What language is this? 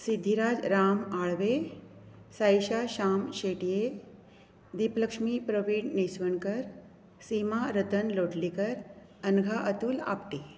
Konkani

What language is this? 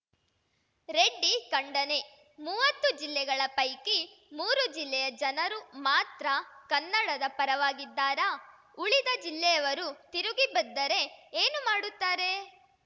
Kannada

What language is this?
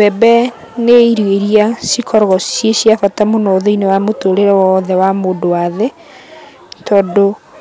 Kikuyu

